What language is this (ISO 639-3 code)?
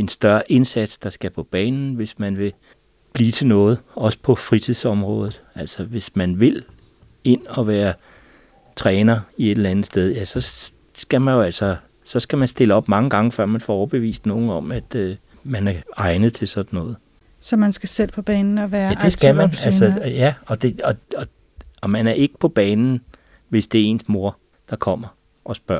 dan